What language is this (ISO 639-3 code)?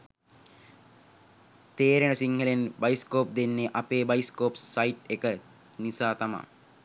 sin